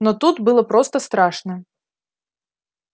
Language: Russian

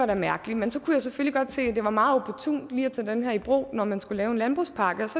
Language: Danish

